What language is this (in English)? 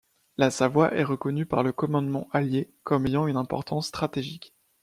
French